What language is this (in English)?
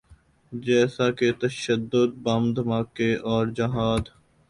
Urdu